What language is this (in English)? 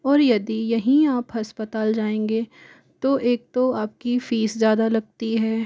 Hindi